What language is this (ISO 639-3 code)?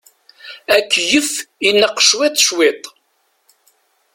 kab